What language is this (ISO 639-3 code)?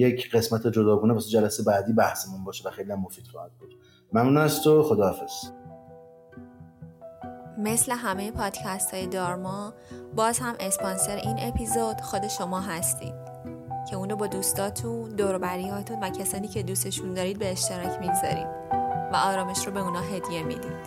fas